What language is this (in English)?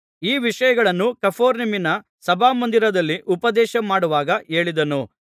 Kannada